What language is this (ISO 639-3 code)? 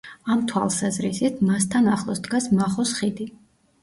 kat